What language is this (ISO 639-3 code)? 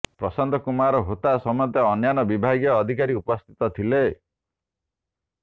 ori